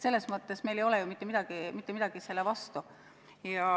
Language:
Estonian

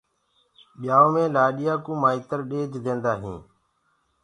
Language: Gurgula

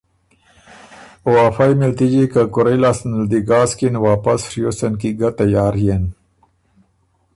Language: Ormuri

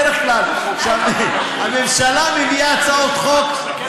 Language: Hebrew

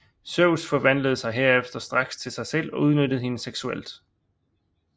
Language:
Danish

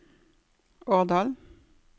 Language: Norwegian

